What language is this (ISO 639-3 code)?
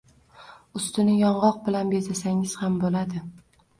uzb